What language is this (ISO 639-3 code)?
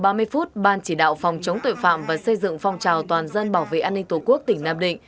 vie